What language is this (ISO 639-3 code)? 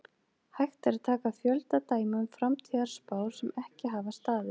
isl